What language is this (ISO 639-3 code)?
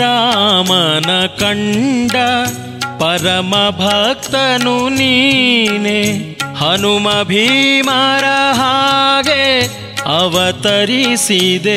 kan